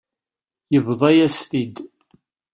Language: Kabyle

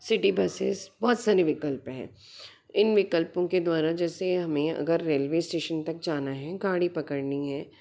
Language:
Hindi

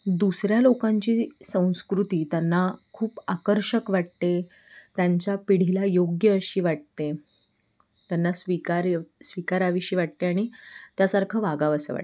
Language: Marathi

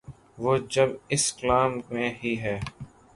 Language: Urdu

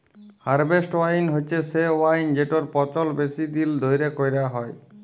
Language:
Bangla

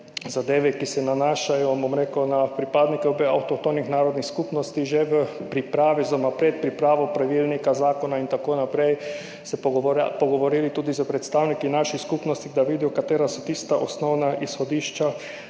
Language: Slovenian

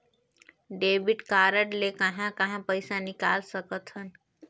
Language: Chhattisgarhi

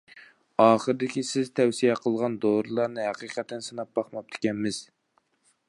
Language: Uyghur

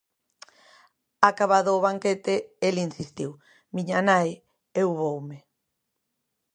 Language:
Galician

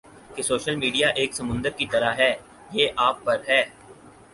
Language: Urdu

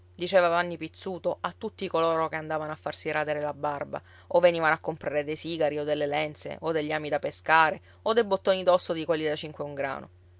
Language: Italian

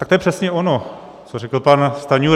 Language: Czech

